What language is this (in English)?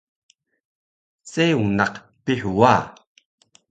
Taroko